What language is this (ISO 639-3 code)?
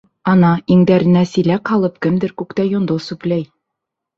bak